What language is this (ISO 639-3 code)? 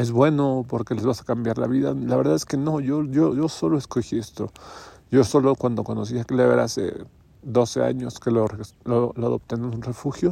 spa